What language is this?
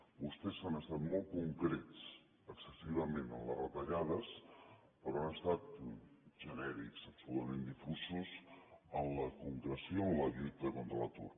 Catalan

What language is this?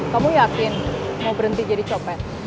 Indonesian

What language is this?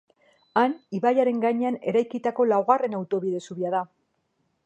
Basque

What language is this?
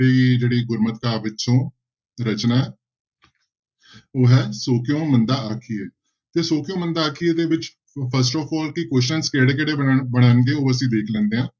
Punjabi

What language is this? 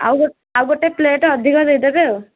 Odia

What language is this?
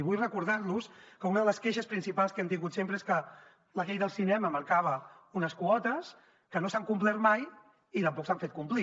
Catalan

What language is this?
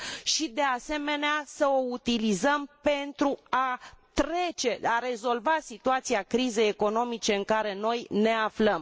Romanian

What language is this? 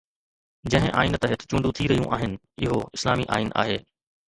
Sindhi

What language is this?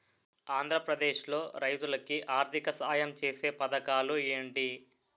Telugu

